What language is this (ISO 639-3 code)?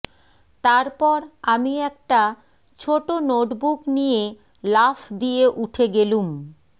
ben